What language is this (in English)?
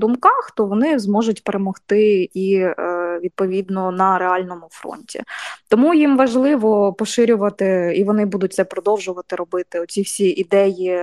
Ukrainian